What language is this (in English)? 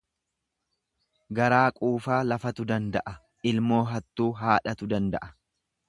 Oromo